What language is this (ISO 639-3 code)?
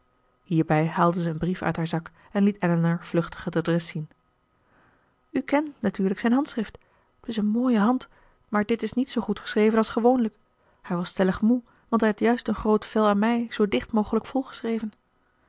nld